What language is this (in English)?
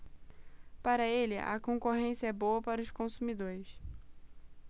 Portuguese